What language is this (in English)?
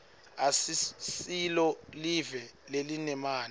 Swati